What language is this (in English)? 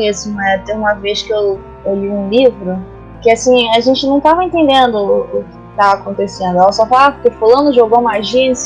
Portuguese